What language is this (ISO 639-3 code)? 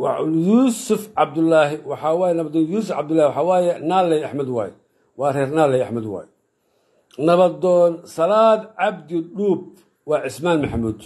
ara